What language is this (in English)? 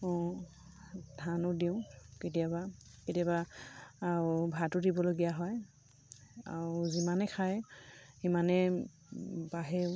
Assamese